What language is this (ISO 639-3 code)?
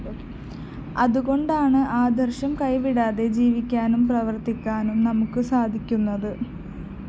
mal